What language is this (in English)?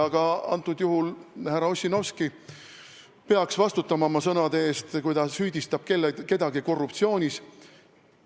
Estonian